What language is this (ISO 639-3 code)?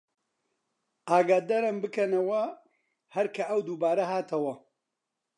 ckb